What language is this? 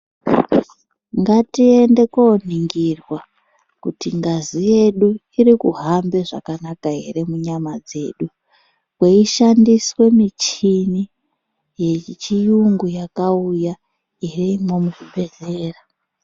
Ndau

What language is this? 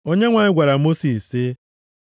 Igbo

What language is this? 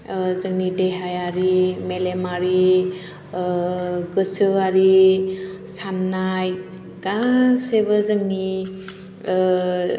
Bodo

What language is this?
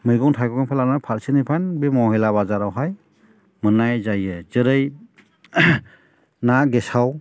Bodo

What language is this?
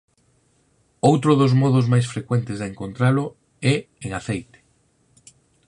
Galician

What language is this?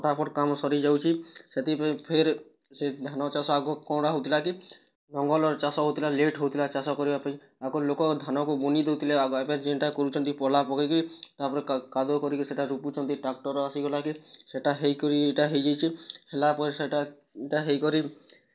Odia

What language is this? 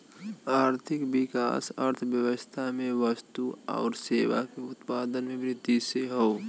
Bhojpuri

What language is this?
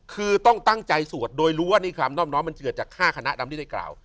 Thai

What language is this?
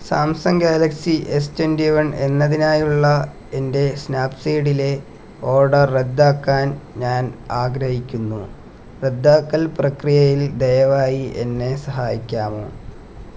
Malayalam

